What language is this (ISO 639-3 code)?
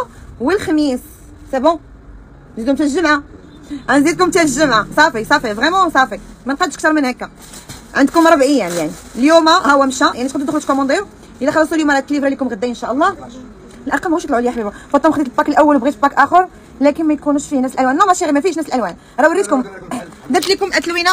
ara